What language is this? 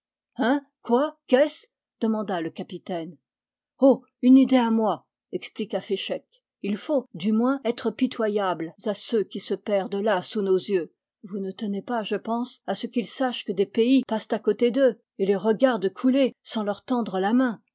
French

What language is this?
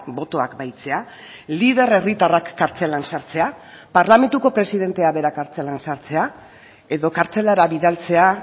Basque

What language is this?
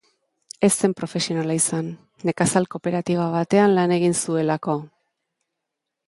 Basque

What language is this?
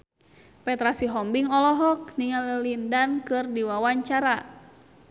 Sundanese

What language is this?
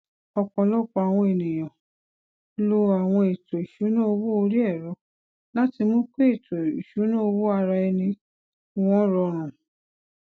Yoruba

